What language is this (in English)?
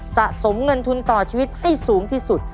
Thai